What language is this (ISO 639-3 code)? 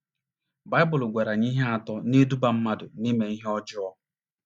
ibo